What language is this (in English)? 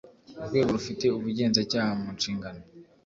Kinyarwanda